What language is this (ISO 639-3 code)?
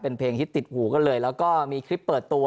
tha